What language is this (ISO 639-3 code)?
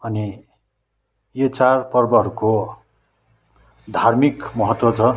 nep